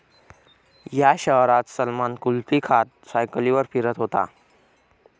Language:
Marathi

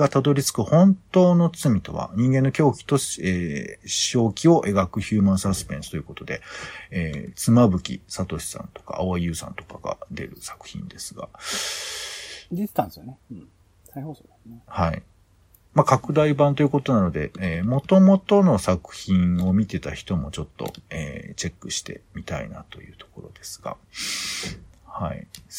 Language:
Japanese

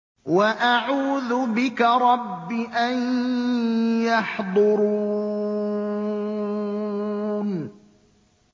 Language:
Arabic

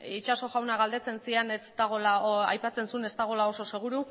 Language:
Basque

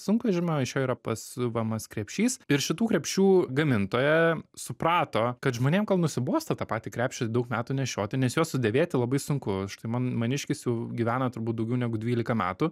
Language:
Lithuanian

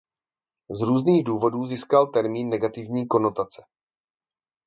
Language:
Czech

